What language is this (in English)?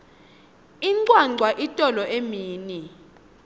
Swati